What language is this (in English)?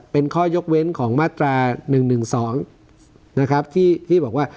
Thai